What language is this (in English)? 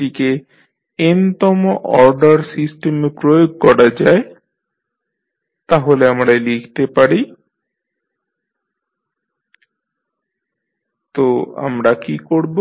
Bangla